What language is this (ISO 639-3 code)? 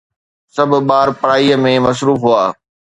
snd